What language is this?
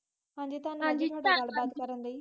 Punjabi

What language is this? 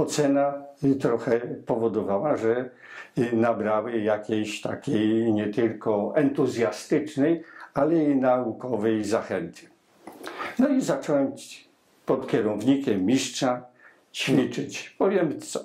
Polish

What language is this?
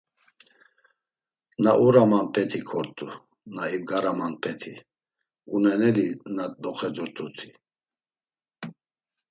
Laz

